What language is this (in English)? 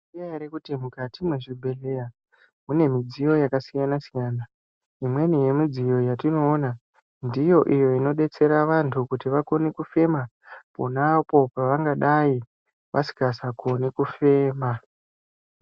Ndau